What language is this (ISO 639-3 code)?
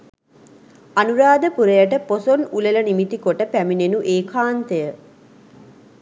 sin